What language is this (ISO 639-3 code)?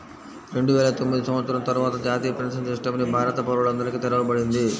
tel